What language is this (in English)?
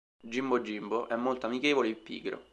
Italian